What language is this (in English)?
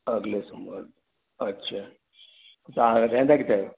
Sindhi